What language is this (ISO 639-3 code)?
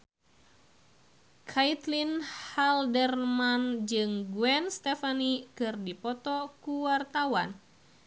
sun